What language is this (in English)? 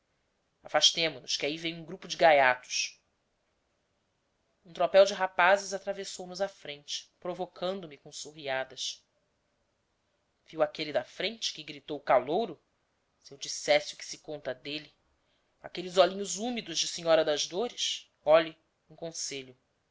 Portuguese